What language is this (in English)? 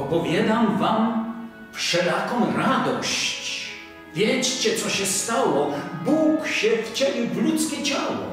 Polish